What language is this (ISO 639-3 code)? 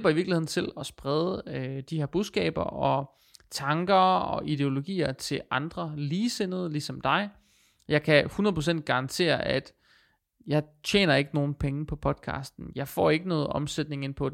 dan